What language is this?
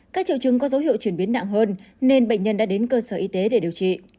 Vietnamese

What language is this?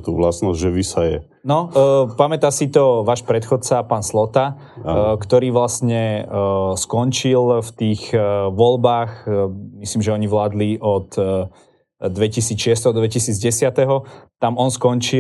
Slovak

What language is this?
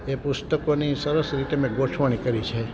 Gujarati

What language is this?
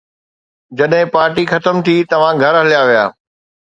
Sindhi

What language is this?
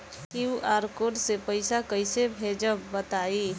Bhojpuri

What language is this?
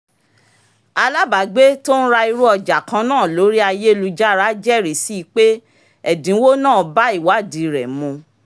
Yoruba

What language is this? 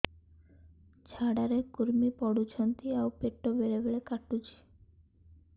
Odia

